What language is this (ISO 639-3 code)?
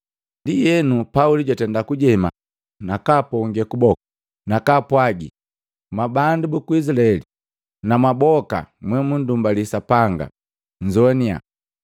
mgv